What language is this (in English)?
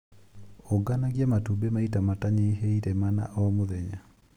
Kikuyu